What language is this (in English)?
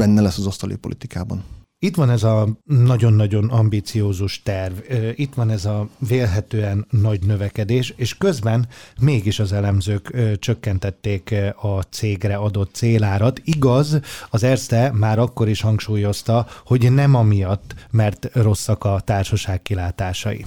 Hungarian